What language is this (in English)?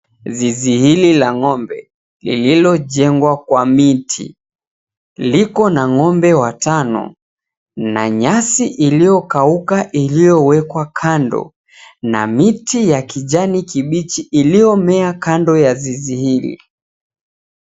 Swahili